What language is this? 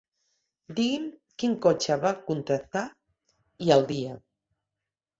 Catalan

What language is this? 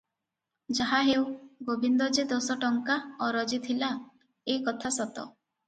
Odia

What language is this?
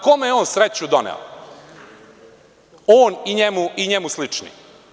Serbian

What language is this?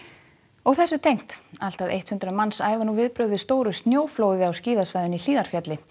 Icelandic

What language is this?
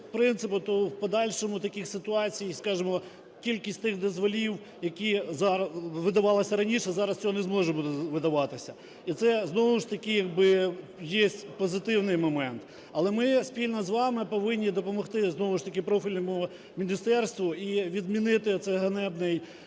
Ukrainian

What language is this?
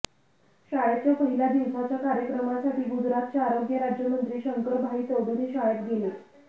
Marathi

